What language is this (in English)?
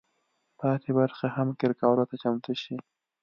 Pashto